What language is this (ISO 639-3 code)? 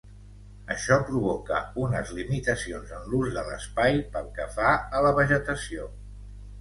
cat